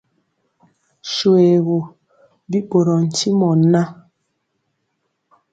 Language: Mpiemo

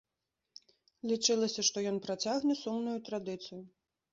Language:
Belarusian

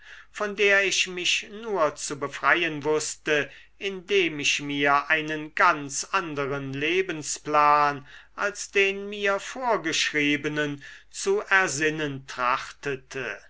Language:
German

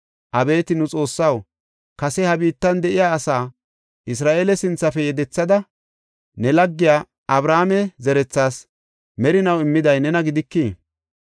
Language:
Gofa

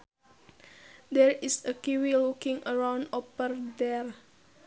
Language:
Sundanese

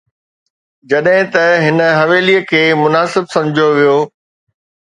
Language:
Sindhi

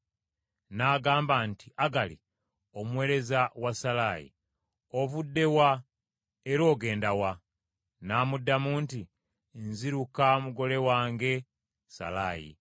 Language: Ganda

